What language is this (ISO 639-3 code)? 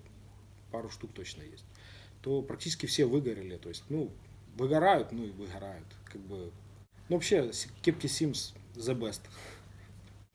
rus